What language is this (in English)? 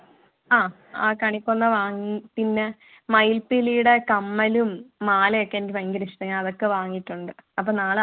Malayalam